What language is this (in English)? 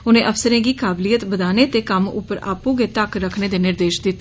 Dogri